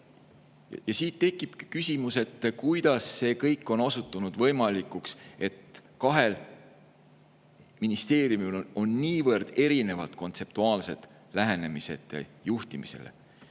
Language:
Estonian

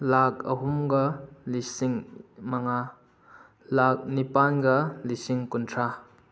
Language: Manipuri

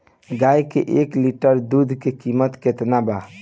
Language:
Bhojpuri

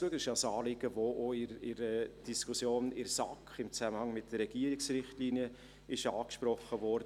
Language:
Swiss German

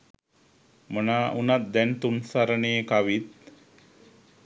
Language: Sinhala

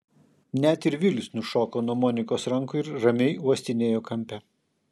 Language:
Lithuanian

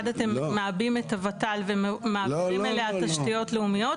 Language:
Hebrew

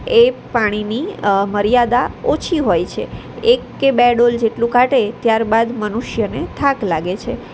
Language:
Gujarati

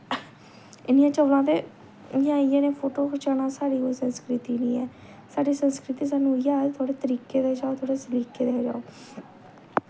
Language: Dogri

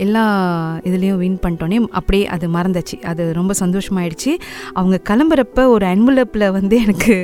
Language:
Tamil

